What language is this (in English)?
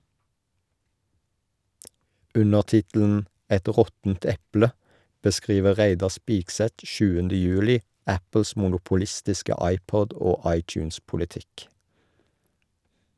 Norwegian